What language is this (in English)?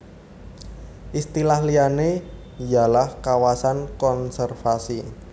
Javanese